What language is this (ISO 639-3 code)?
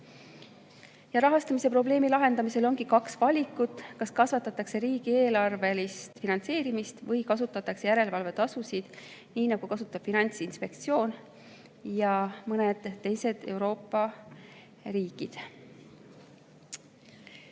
est